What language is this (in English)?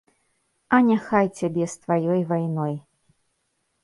Belarusian